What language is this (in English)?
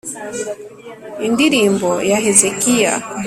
Kinyarwanda